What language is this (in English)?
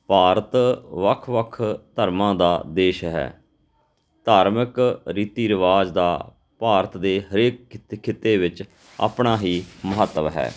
Punjabi